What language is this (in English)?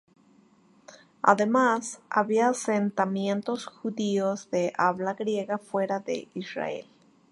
Spanish